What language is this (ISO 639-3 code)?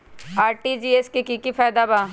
mag